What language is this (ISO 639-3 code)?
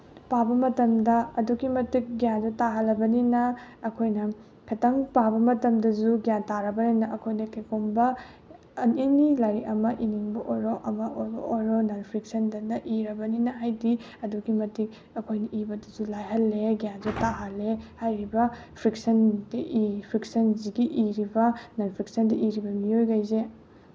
mni